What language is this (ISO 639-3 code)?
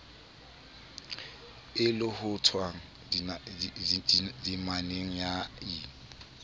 sot